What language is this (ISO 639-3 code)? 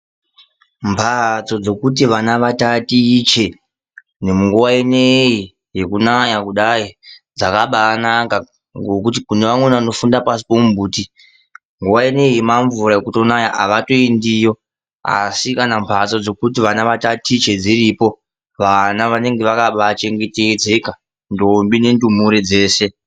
ndc